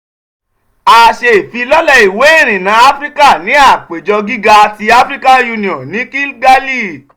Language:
Yoruba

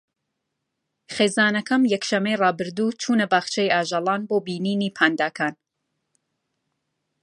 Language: Central Kurdish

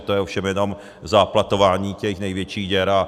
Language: Czech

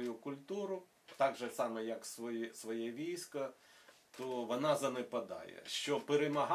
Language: Ukrainian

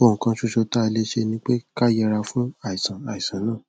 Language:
Yoruba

